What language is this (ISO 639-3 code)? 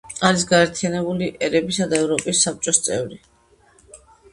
kat